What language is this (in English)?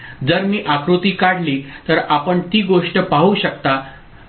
Marathi